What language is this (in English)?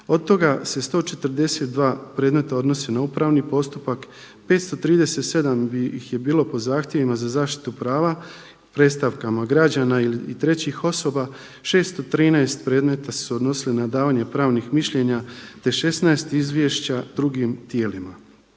Croatian